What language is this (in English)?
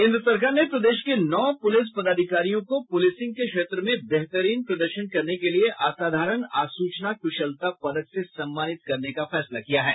Hindi